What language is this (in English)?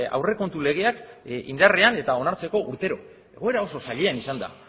Basque